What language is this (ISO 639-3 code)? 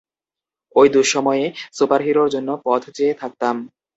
ben